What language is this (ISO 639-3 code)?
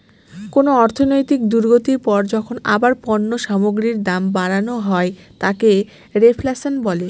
ben